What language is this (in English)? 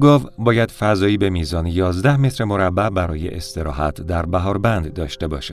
Persian